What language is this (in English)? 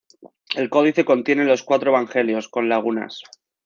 Spanish